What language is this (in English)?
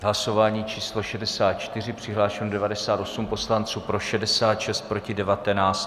Czech